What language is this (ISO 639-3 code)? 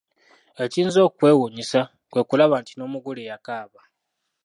lug